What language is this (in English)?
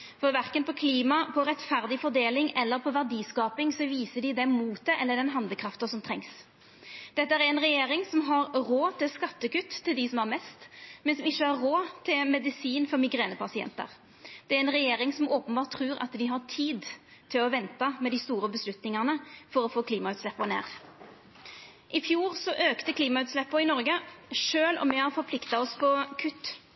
Norwegian Nynorsk